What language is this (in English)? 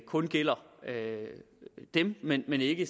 Danish